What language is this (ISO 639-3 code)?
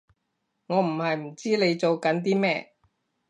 yue